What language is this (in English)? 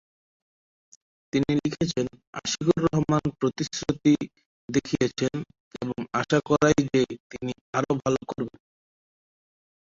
Bangla